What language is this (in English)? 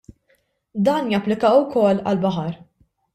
Maltese